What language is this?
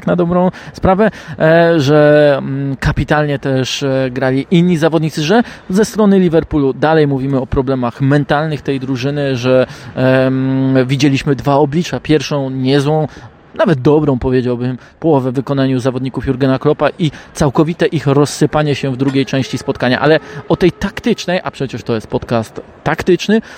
Polish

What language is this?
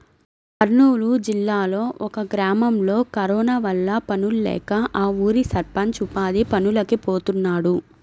Telugu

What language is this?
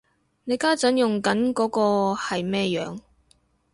Cantonese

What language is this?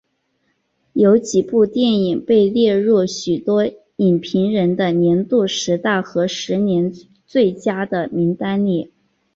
Chinese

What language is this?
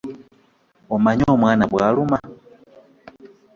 Ganda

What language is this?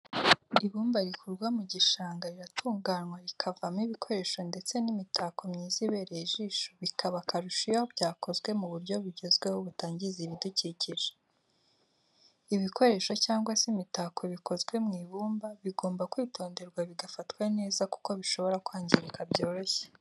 Kinyarwanda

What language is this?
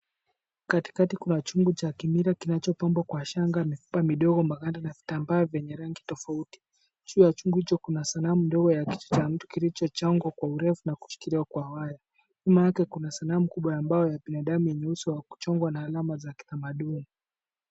Swahili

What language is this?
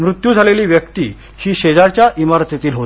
Marathi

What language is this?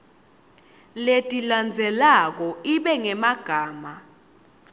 Swati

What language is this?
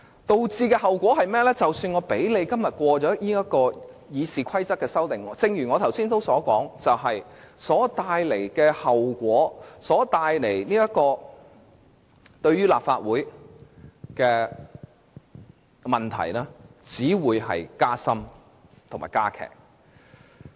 Cantonese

